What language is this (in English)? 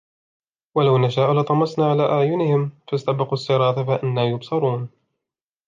Arabic